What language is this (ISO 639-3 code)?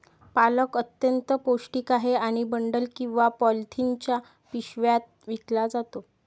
mar